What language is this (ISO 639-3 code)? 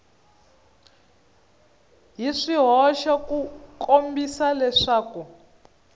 tso